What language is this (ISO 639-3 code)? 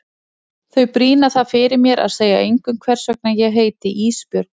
isl